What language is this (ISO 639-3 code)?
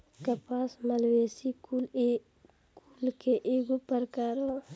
bho